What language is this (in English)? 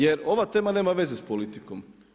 Croatian